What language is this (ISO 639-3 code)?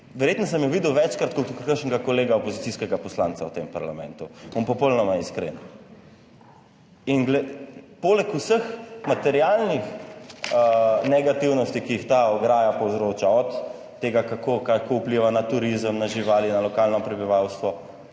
slv